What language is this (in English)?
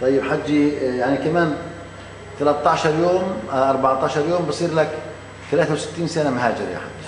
Arabic